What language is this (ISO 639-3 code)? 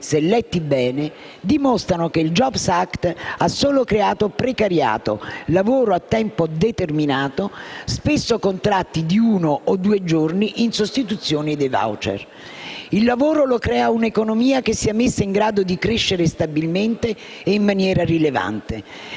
ita